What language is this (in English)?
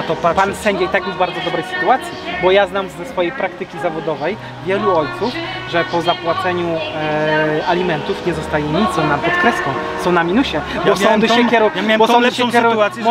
Polish